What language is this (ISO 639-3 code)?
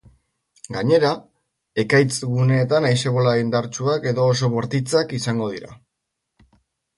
eus